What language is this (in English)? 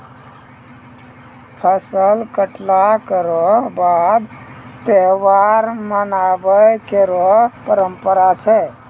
Maithili